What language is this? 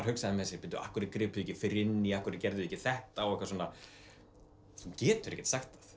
Icelandic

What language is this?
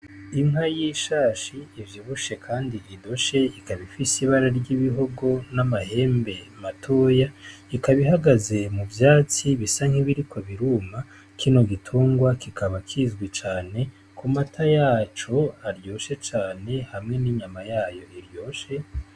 Rundi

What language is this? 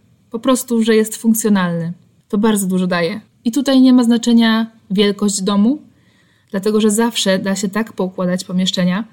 Polish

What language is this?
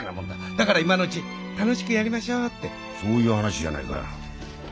Japanese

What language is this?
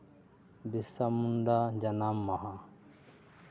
Santali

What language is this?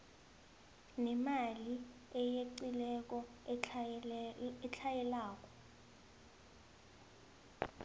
South Ndebele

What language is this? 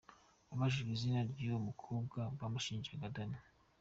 Kinyarwanda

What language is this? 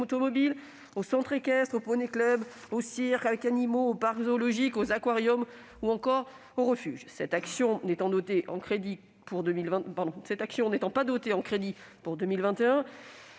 French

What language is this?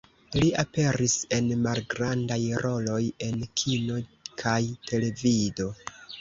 Esperanto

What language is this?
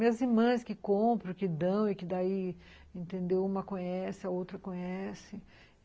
Portuguese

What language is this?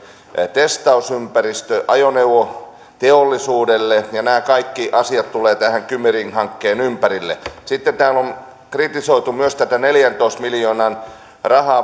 Finnish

